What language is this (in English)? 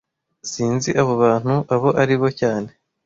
Kinyarwanda